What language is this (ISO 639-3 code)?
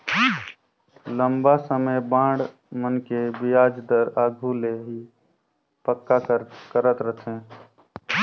hne